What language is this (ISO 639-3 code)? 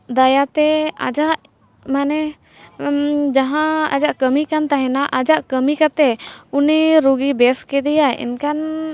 sat